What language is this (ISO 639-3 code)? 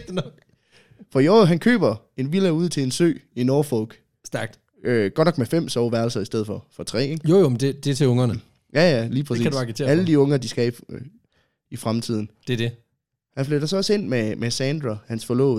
dan